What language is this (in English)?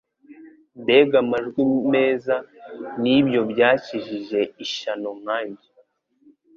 Kinyarwanda